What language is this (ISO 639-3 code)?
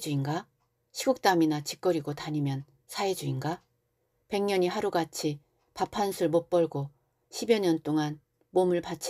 kor